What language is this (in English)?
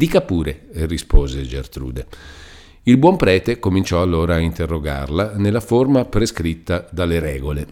Italian